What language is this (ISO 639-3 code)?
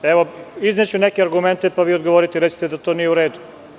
srp